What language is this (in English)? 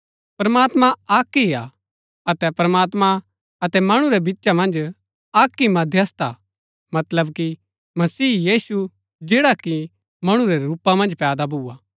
Gaddi